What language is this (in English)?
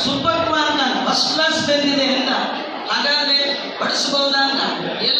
Kannada